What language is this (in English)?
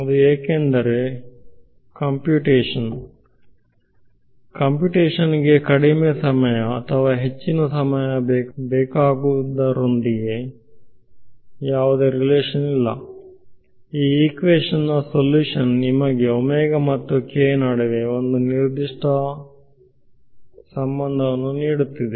Kannada